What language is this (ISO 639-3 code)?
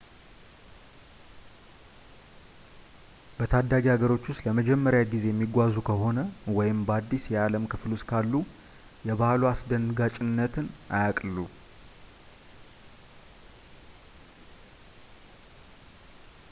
amh